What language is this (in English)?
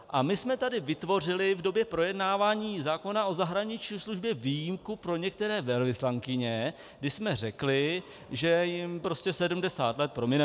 Czech